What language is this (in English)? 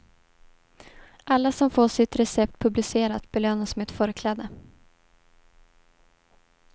Swedish